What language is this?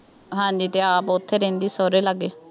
Punjabi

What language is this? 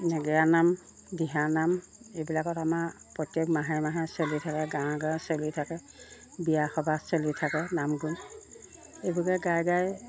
Assamese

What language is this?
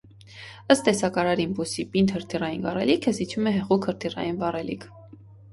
Armenian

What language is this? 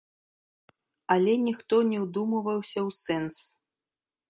Belarusian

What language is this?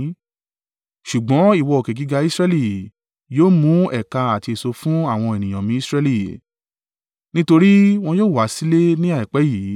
Yoruba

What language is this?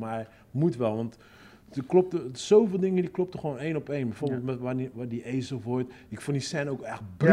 Dutch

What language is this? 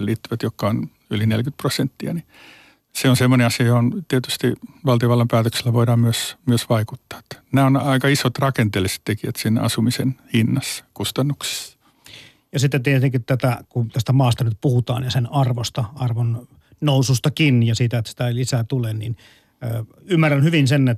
Finnish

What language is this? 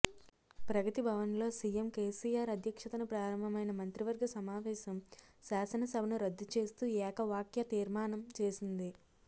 Telugu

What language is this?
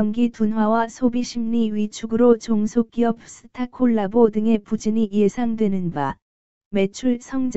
Korean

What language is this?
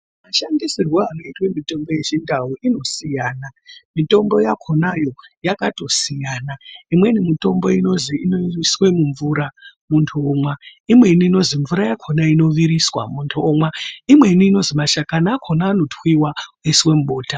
Ndau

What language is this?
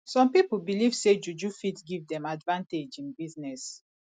Nigerian Pidgin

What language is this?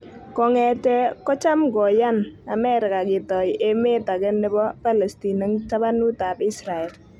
Kalenjin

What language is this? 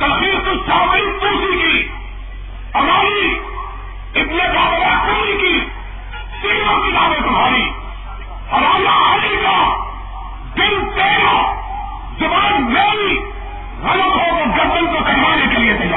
Urdu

